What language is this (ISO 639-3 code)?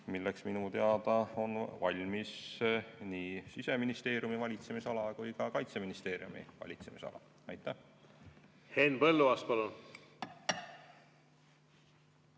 est